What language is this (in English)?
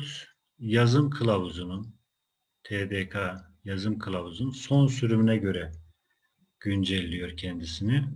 Turkish